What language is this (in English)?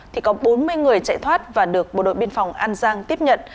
Vietnamese